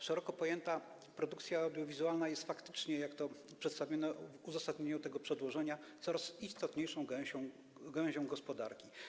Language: Polish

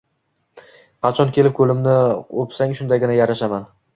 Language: Uzbek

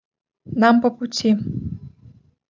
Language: Russian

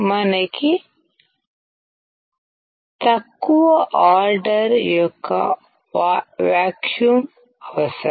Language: Telugu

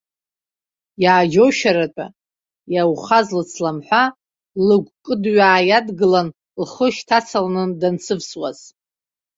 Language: Abkhazian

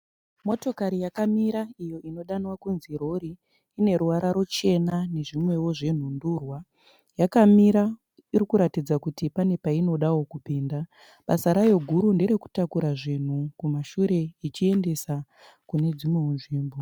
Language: Shona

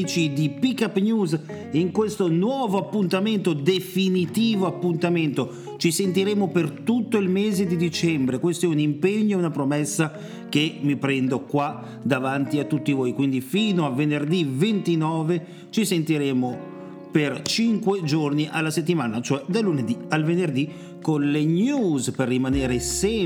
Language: Italian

